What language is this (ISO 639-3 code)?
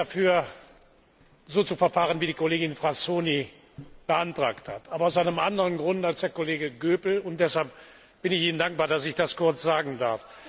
deu